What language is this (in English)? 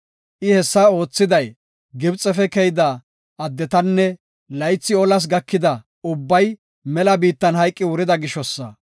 Gofa